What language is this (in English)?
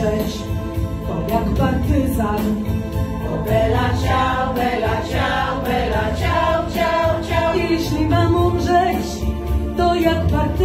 Polish